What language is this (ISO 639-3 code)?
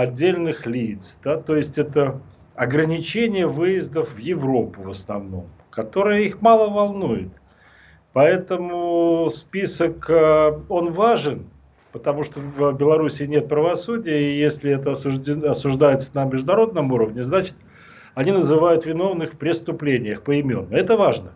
rus